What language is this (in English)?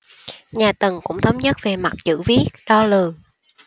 Vietnamese